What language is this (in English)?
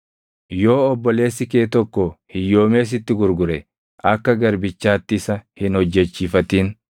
Oromo